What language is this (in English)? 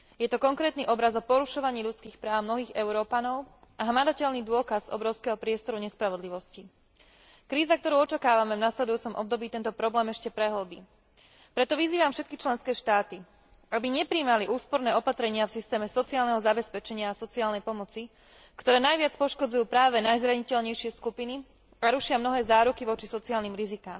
Slovak